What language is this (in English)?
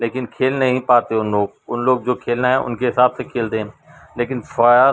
Urdu